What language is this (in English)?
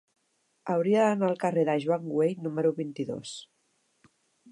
Catalan